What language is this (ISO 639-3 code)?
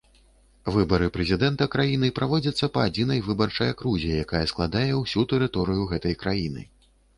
bel